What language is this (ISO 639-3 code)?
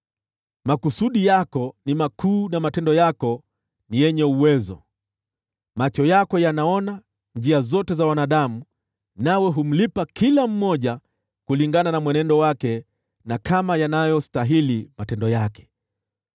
swa